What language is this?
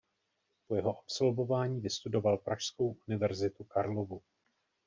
Czech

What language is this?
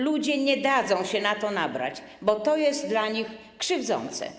Polish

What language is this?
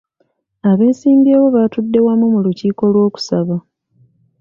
Ganda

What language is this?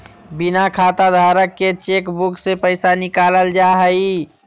Magahi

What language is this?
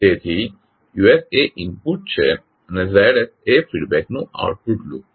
Gujarati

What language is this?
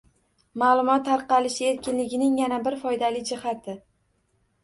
Uzbek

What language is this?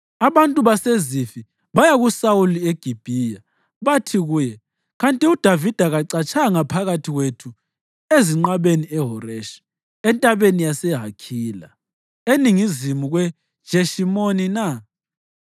North Ndebele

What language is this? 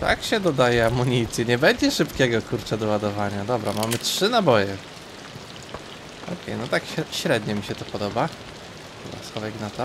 Polish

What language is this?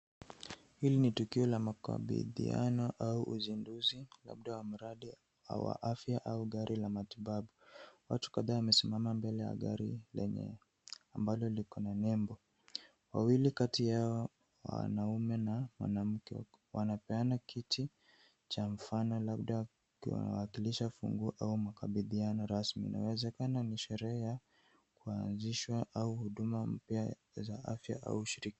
Swahili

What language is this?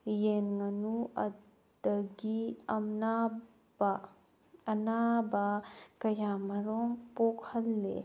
Manipuri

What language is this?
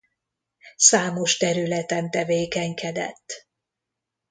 Hungarian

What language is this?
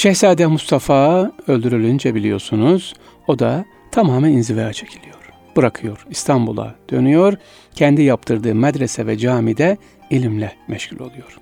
Turkish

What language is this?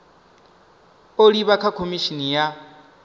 Venda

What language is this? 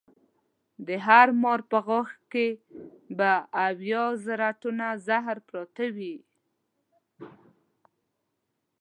Pashto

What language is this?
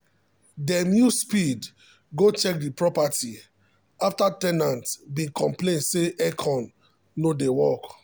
Nigerian Pidgin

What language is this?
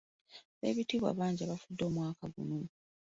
Ganda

